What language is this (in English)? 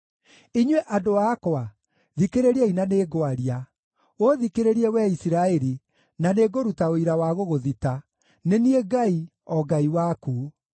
Kikuyu